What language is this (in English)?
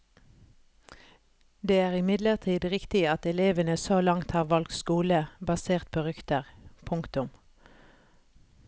Norwegian